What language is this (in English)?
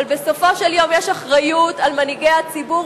Hebrew